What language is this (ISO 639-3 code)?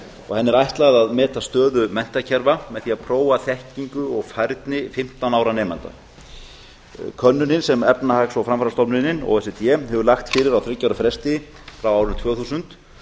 isl